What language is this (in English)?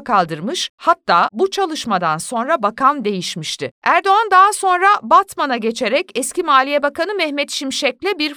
Turkish